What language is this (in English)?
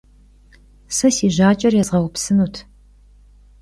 Kabardian